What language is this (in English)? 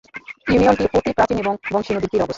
Bangla